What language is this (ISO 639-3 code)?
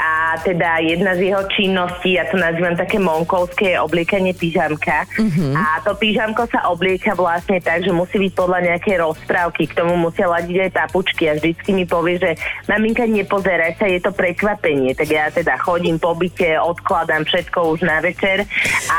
slk